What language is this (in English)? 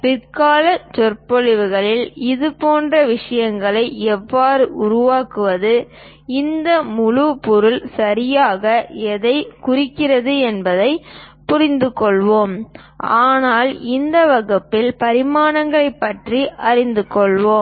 Tamil